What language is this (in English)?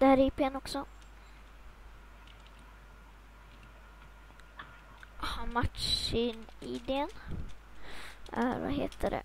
Swedish